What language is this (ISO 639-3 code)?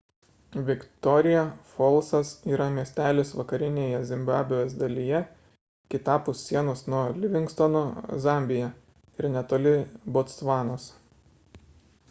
lit